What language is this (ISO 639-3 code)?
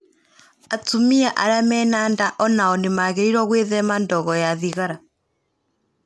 kik